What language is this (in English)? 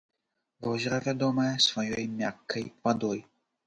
Belarusian